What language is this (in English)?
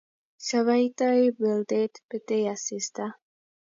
Kalenjin